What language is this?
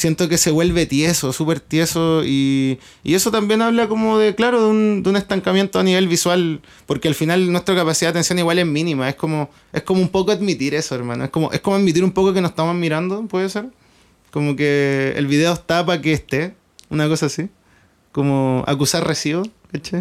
Spanish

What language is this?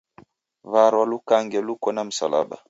Taita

